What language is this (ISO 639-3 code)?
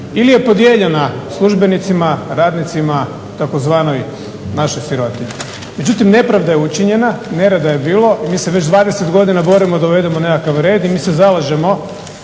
hrv